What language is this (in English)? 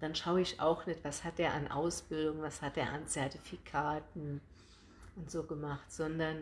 German